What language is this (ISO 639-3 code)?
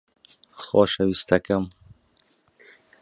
ckb